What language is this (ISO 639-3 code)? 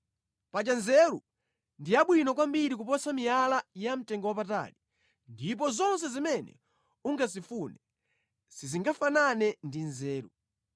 nya